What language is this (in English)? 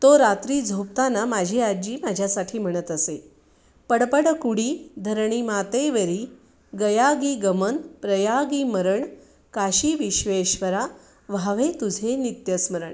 Marathi